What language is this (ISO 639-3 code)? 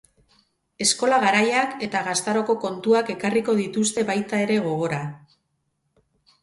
eus